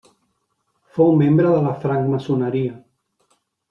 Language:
Catalan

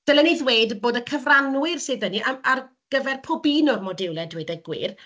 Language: Welsh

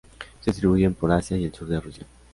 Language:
Spanish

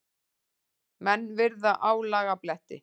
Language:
Icelandic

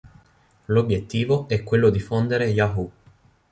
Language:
Italian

